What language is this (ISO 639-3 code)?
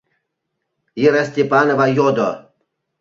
chm